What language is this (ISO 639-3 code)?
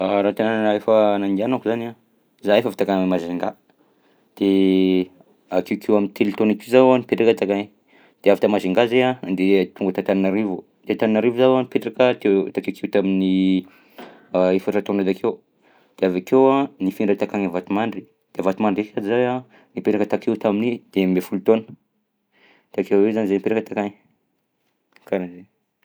bzc